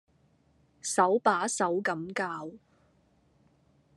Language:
Cantonese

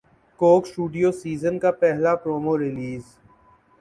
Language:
Urdu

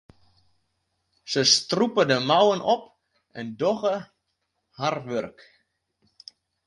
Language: Western Frisian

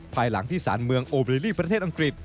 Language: Thai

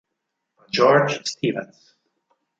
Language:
Italian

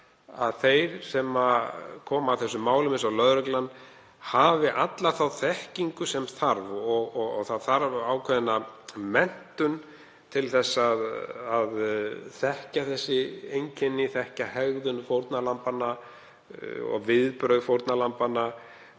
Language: Icelandic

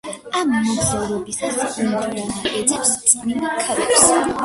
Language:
Georgian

